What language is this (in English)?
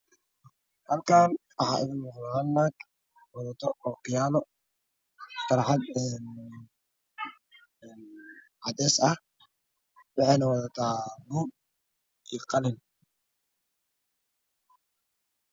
Somali